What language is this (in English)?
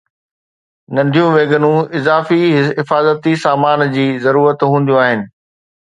Sindhi